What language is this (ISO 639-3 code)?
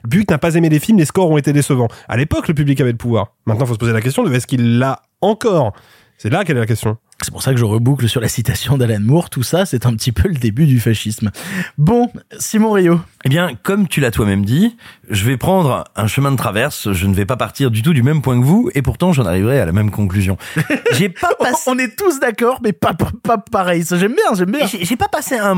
fra